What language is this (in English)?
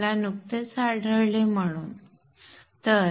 Marathi